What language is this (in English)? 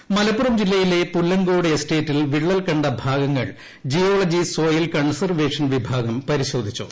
Malayalam